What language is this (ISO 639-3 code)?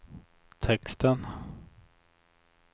swe